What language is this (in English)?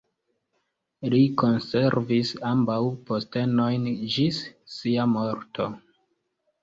Esperanto